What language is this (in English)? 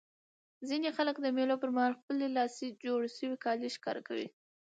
Pashto